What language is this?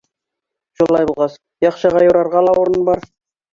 Bashkir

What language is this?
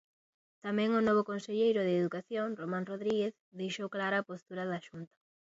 Galician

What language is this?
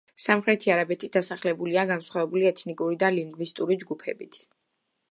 Georgian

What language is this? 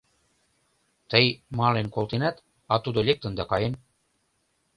Mari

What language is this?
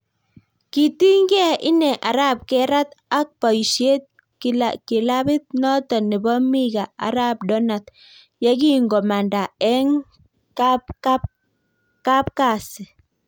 Kalenjin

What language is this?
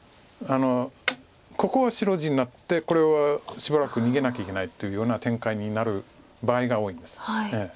Japanese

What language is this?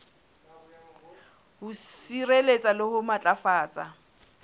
Southern Sotho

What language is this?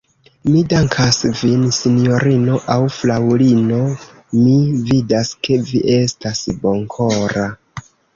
Esperanto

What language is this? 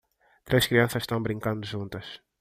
Portuguese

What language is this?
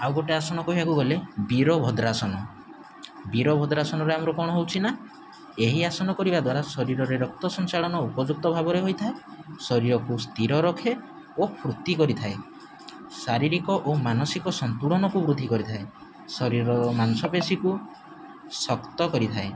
Odia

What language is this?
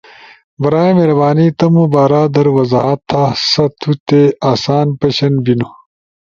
Ushojo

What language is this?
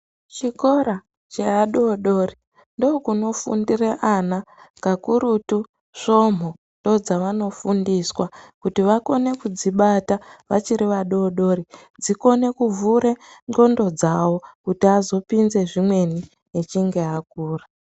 Ndau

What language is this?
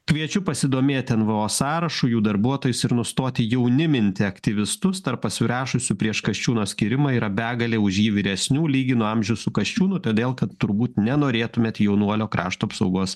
Lithuanian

